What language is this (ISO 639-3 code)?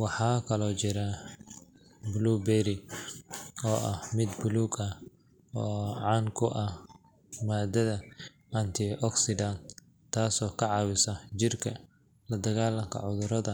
som